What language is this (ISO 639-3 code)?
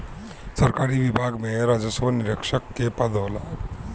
bho